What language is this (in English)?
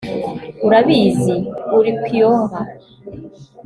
Kinyarwanda